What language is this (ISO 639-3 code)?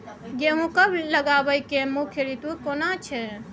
mai